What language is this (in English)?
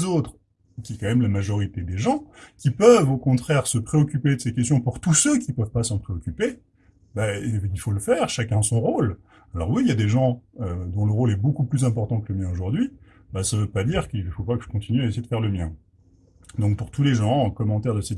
French